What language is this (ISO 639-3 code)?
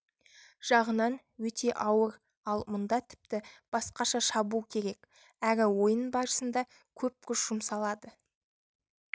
kaz